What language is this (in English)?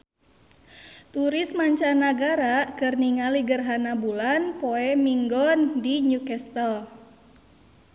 Sundanese